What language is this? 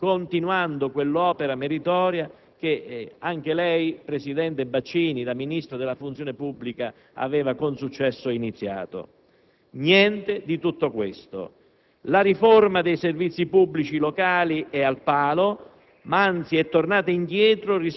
Italian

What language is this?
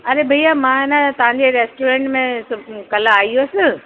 Sindhi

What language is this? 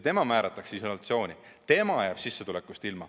Estonian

